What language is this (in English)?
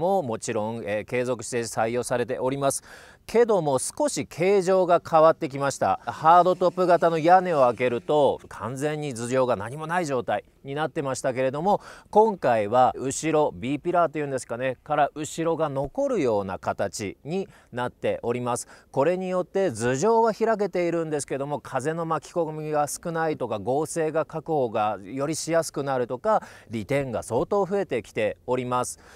Japanese